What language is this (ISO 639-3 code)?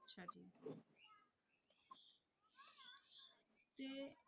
pan